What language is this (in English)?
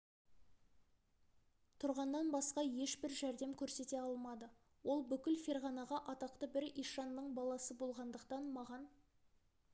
Kazakh